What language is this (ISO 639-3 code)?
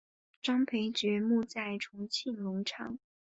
zho